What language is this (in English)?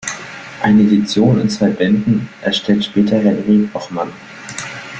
German